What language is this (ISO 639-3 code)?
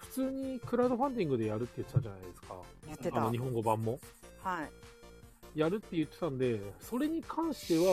jpn